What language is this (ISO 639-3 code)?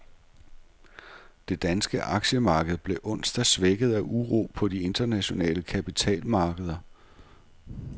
dan